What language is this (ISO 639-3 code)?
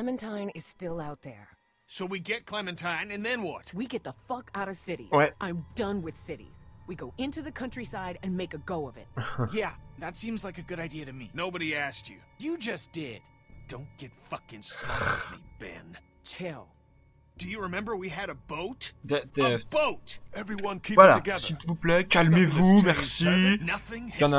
fra